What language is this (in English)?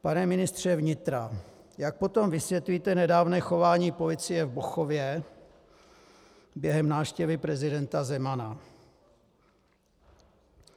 Czech